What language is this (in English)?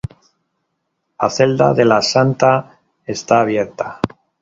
Spanish